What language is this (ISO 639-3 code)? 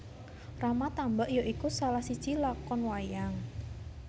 jav